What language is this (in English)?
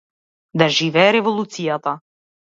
Macedonian